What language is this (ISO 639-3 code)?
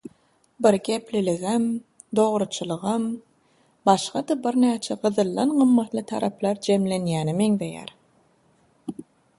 tuk